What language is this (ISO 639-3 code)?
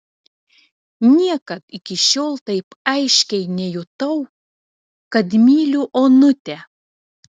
lit